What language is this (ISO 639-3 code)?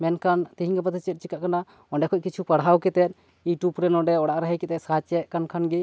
sat